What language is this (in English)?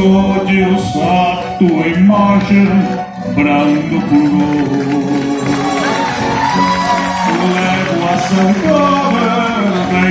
Romanian